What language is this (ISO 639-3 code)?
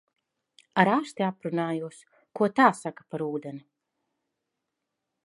lav